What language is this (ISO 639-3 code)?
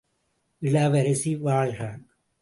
tam